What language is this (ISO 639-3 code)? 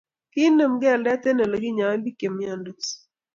kln